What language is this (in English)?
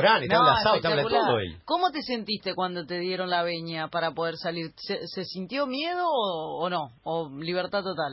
Spanish